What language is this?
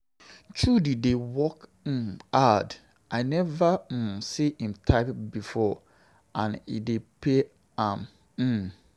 Nigerian Pidgin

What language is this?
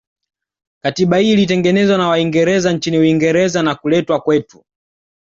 Swahili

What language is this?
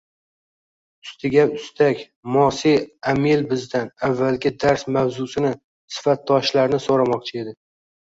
Uzbek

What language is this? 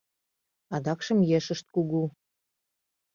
Mari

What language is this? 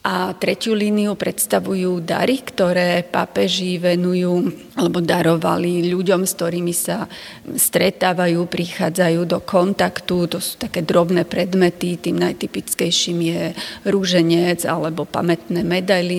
Slovak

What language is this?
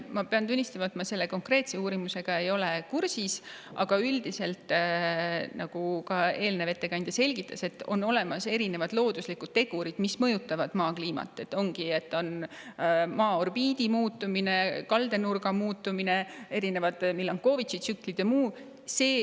Estonian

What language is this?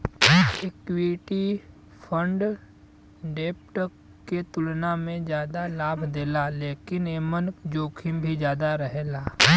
Bhojpuri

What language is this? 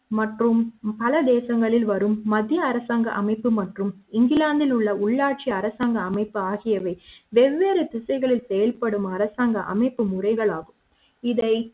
Tamil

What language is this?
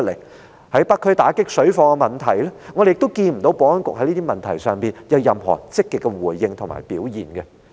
Cantonese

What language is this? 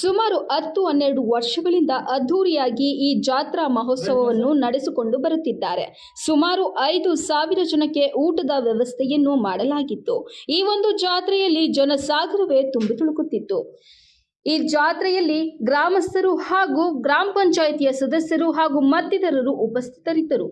Italian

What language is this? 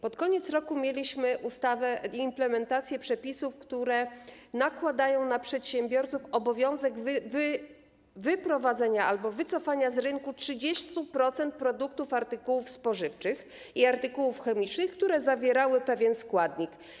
Polish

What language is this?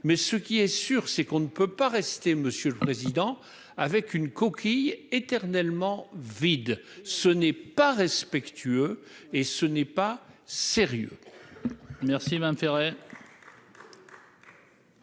French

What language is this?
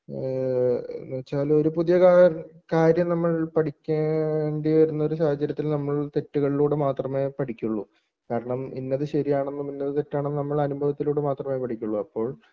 Malayalam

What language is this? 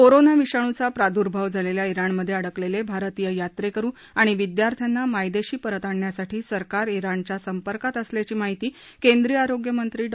Marathi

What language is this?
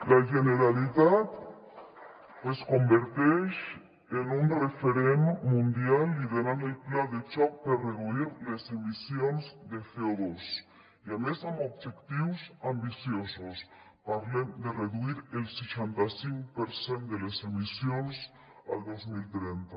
Catalan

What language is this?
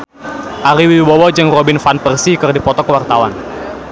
Sundanese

